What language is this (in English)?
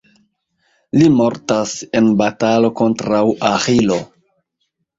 Esperanto